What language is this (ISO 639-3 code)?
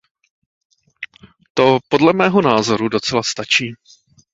ces